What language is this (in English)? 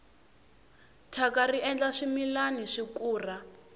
Tsonga